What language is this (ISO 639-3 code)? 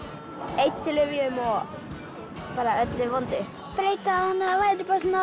isl